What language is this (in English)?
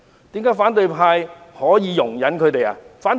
Cantonese